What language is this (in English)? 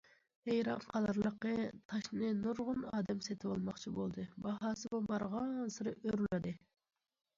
Uyghur